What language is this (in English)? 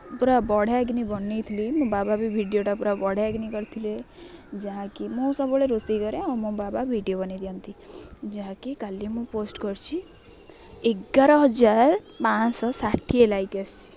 Odia